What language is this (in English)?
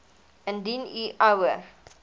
Afrikaans